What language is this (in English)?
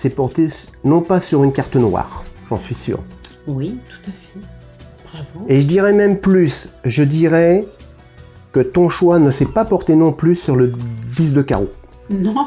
French